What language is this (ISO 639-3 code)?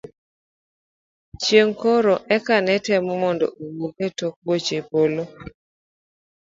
luo